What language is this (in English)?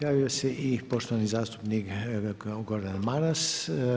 Croatian